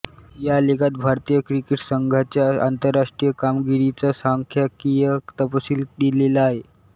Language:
Marathi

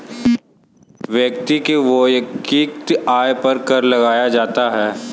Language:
Hindi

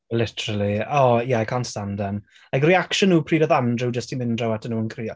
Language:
Welsh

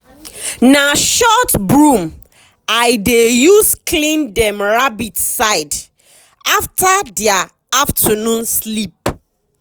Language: Nigerian Pidgin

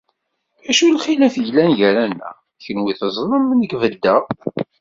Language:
Kabyle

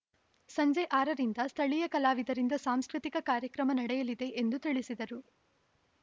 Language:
Kannada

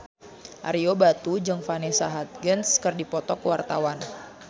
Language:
Sundanese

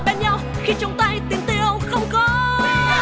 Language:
Vietnamese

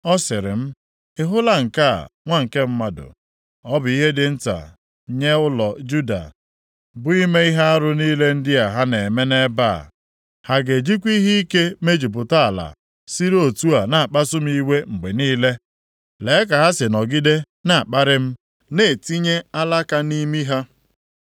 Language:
Igbo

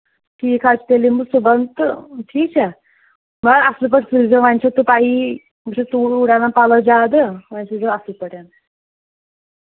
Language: Kashmiri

